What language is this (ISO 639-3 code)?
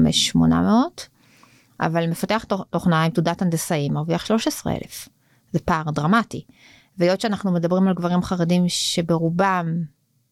heb